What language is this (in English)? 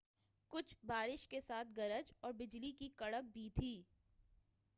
Urdu